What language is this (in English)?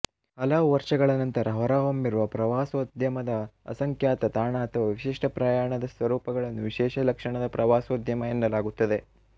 Kannada